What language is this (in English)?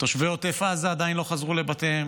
Hebrew